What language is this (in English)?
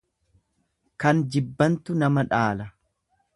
Oromo